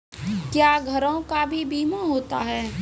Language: Maithili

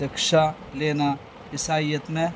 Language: Urdu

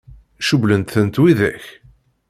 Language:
Kabyle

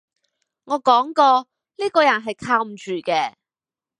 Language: Cantonese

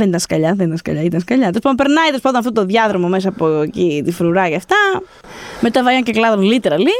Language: Greek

